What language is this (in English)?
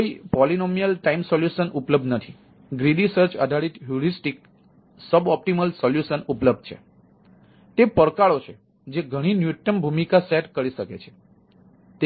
Gujarati